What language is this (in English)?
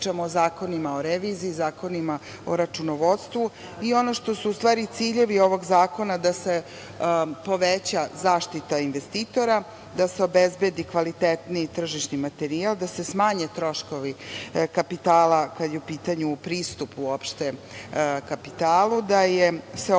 Serbian